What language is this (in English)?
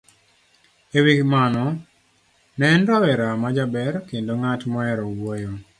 Luo (Kenya and Tanzania)